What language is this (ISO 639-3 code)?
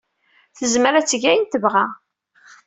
kab